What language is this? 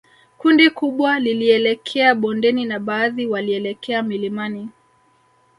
Swahili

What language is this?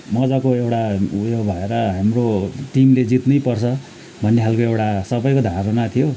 Nepali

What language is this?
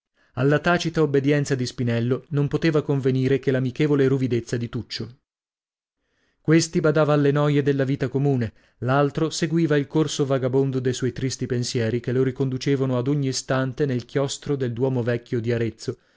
Italian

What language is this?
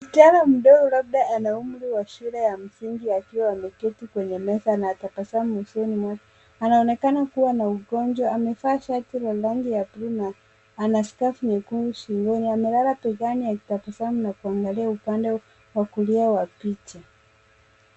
Swahili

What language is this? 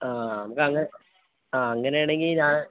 Malayalam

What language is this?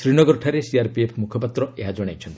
Odia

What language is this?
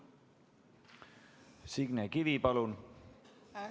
Estonian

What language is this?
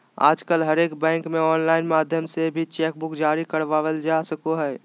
Magahi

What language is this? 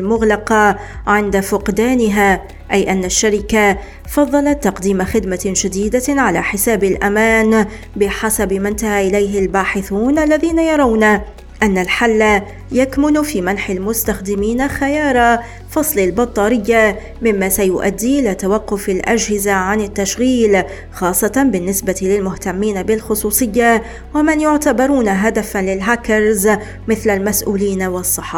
Arabic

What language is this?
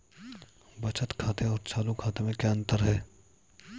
Hindi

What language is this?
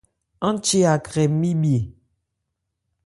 Ebrié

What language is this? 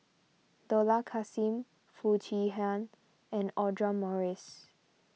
English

